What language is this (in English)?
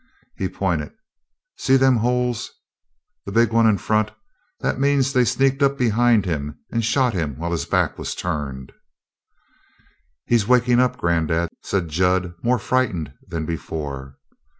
English